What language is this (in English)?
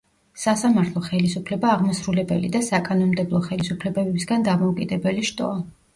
Georgian